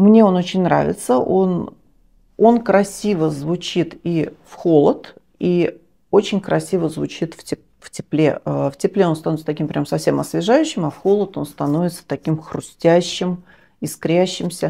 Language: Russian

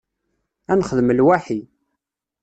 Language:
Kabyle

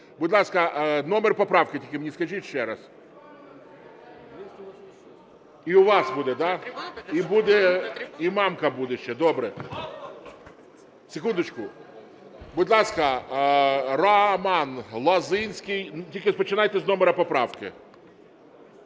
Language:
Ukrainian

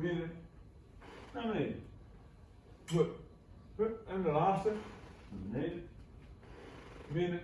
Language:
Dutch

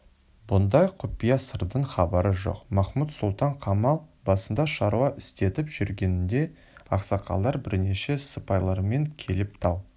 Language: Kazakh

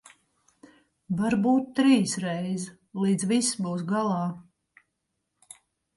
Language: Latvian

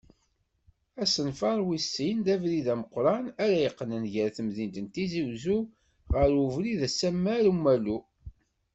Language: Kabyle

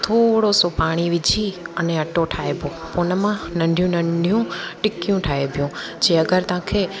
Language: Sindhi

